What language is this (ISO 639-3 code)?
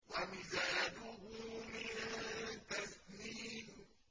ara